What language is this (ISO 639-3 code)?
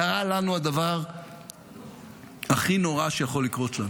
heb